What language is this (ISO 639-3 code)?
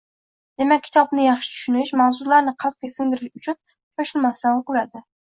uzb